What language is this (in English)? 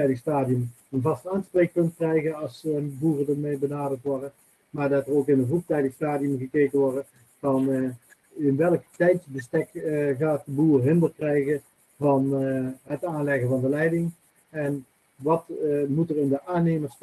Dutch